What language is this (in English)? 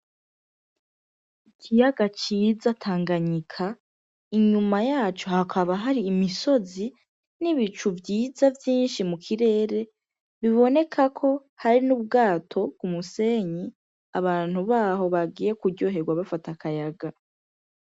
Rundi